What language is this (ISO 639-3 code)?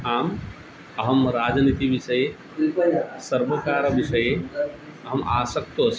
san